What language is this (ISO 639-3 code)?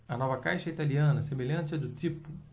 por